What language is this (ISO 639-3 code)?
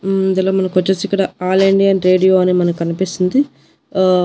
tel